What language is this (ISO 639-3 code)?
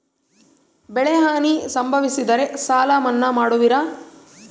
kan